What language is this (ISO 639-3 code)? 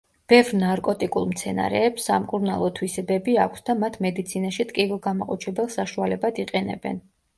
kat